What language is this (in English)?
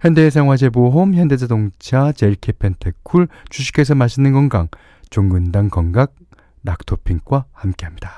Korean